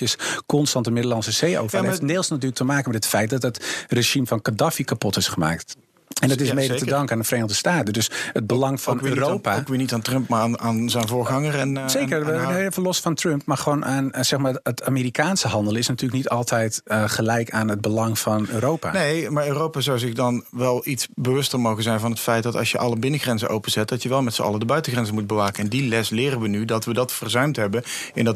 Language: Dutch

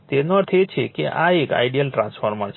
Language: Gujarati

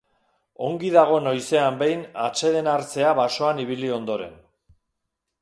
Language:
Basque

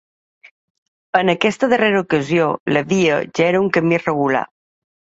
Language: Catalan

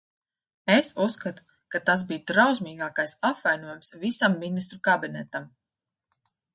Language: Latvian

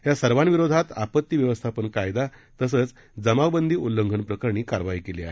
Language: Marathi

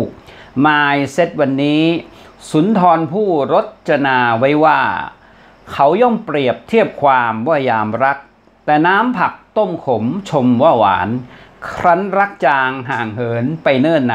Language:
Thai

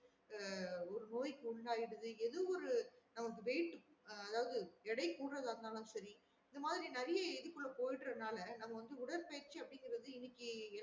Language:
Tamil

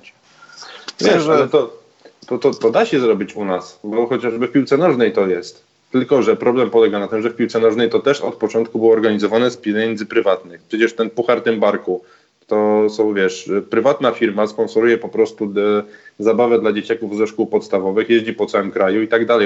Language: Polish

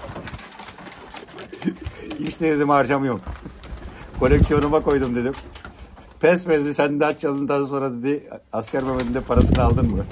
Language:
Turkish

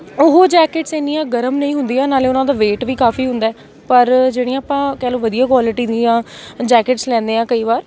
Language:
Punjabi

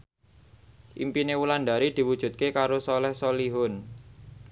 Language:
Javanese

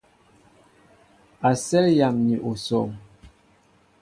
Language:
Mbo (Cameroon)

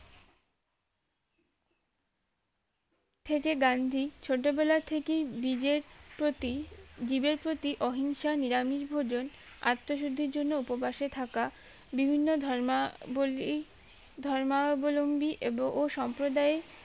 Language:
Bangla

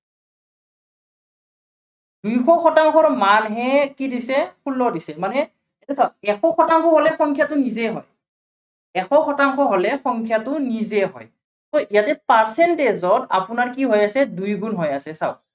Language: Assamese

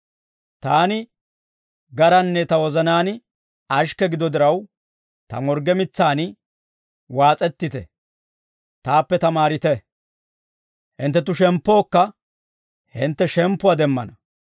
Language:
Dawro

